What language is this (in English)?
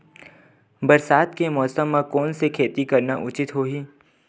Chhattisgarhi